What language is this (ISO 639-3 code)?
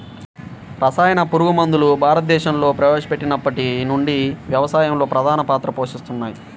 tel